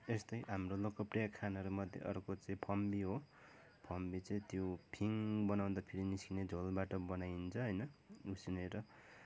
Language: Nepali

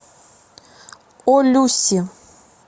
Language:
Russian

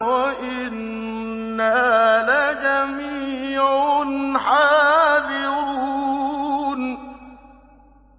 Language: Arabic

